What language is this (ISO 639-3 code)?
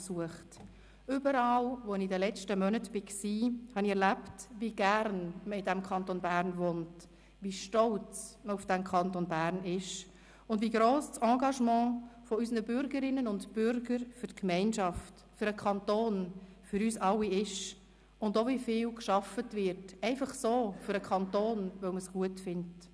gsw